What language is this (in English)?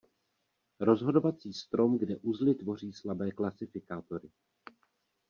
Czech